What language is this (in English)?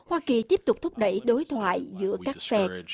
Vietnamese